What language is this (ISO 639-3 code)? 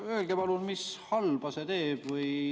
est